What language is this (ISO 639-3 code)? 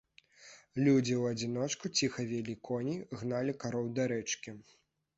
bel